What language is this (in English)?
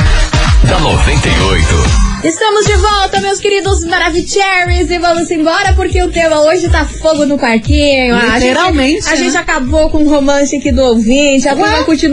Portuguese